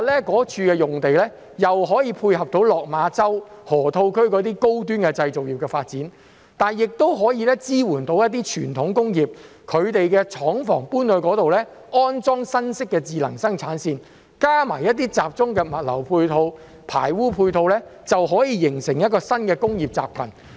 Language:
Cantonese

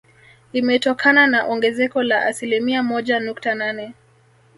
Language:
Swahili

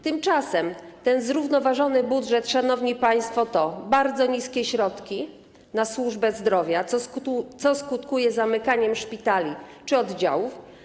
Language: Polish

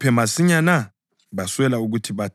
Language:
North Ndebele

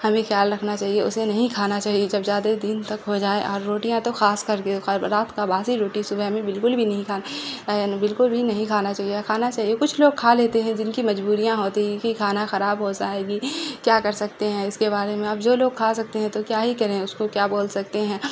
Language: Urdu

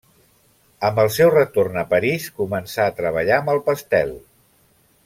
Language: Catalan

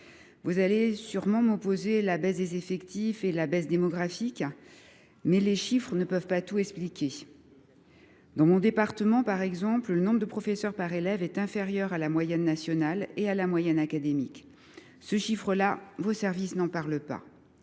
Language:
French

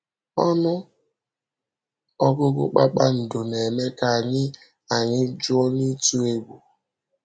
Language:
Igbo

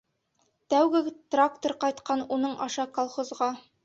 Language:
Bashkir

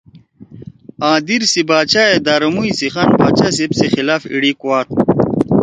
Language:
Torwali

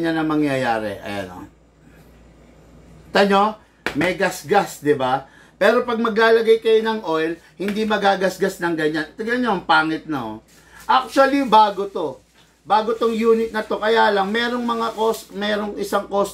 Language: Filipino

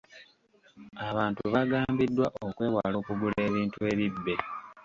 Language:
Ganda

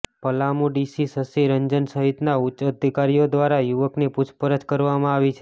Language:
Gujarati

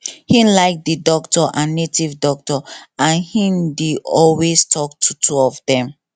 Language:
Nigerian Pidgin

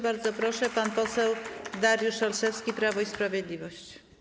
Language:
Polish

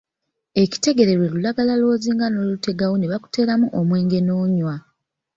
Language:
Ganda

